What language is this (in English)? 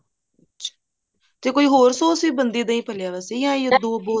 Punjabi